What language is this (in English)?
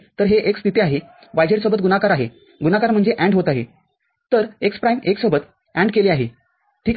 Marathi